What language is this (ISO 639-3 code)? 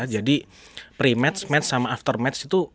ind